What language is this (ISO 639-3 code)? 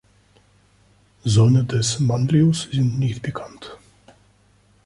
deu